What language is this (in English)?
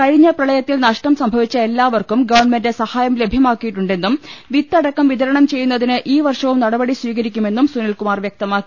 Malayalam